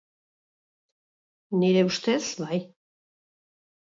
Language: Basque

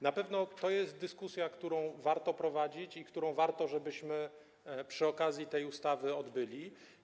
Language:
Polish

